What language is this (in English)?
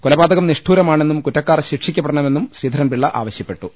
Malayalam